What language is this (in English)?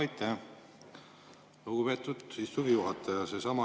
Estonian